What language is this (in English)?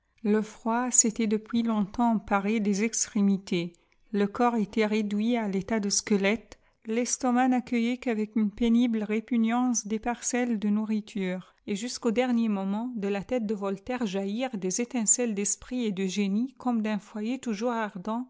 French